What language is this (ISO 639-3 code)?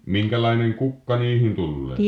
fin